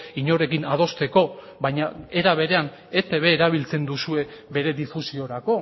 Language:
Basque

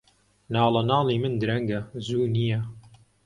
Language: Central Kurdish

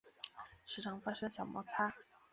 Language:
Chinese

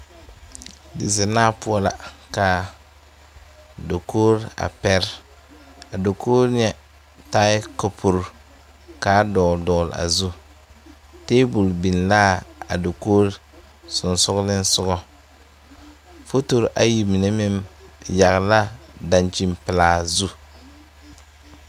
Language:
Southern Dagaare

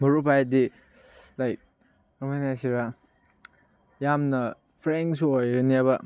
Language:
Manipuri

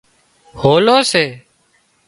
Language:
Wadiyara Koli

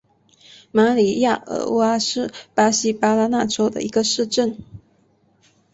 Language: Chinese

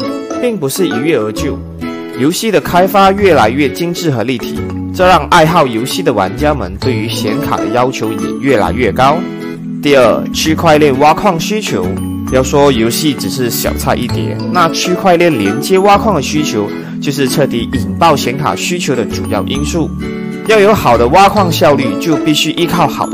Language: Chinese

